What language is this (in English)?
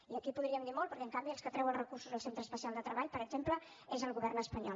Catalan